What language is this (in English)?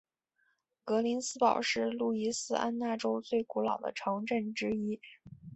Chinese